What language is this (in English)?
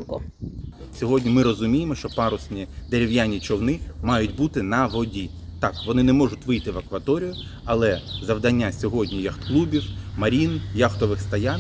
Ukrainian